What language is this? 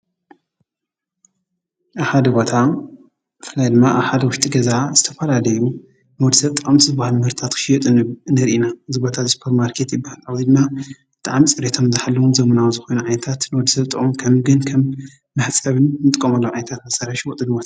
Tigrinya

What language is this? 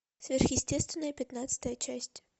Russian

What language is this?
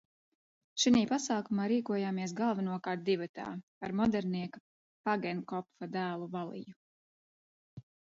Latvian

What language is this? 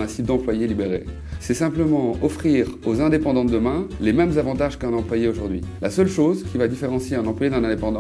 French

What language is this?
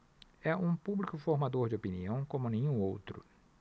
Portuguese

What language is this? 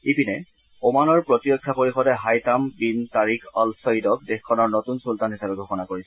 Assamese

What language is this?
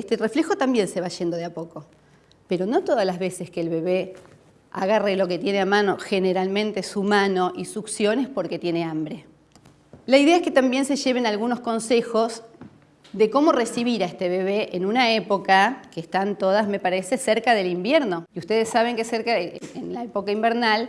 Spanish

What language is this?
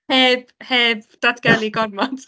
Welsh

